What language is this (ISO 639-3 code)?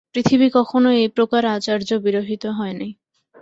ben